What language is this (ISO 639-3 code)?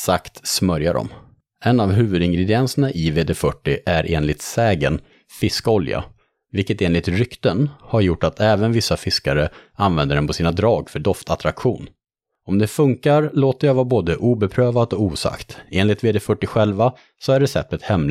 swe